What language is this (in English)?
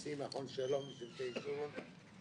Hebrew